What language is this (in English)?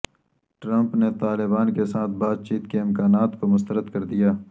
Urdu